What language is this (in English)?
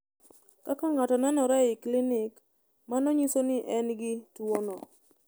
Luo (Kenya and Tanzania)